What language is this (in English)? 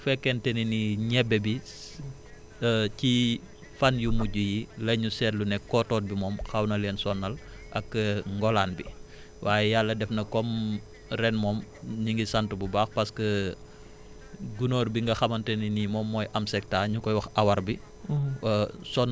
Wolof